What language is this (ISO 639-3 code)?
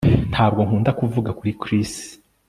kin